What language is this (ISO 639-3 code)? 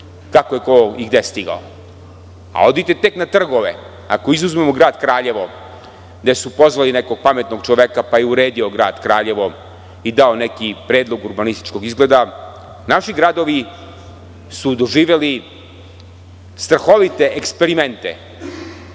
srp